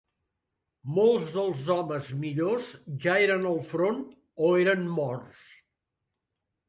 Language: Catalan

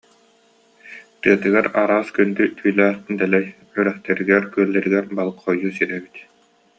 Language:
Yakut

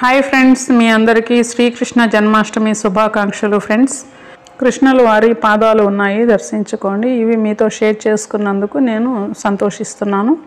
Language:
English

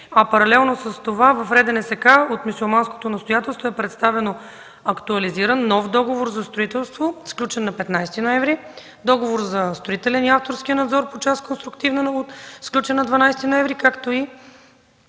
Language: Bulgarian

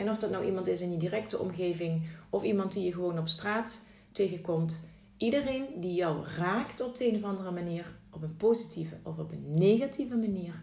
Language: Dutch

